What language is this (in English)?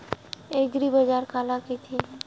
Chhattisgarhi